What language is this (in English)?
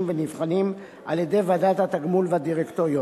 Hebrew